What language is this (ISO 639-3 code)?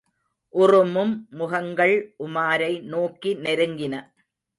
tam